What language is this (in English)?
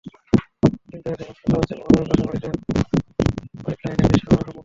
Bangla